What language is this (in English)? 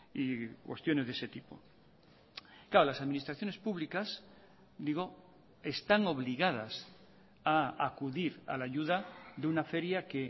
Spanish